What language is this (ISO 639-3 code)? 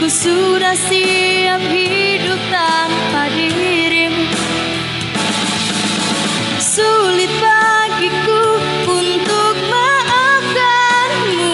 ind